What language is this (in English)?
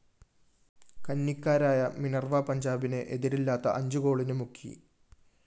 Malayalam